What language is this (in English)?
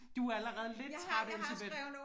Danish